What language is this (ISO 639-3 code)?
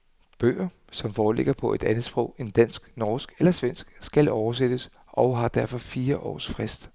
dan